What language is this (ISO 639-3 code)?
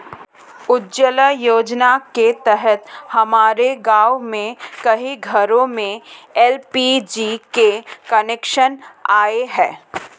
hin